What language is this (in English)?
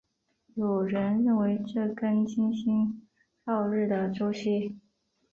Chinese